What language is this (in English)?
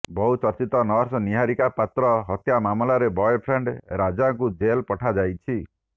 Odia